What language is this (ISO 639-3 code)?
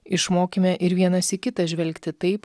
lit